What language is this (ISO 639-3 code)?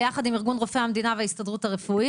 heb